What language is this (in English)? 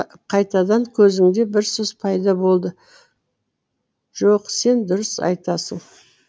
Kazakh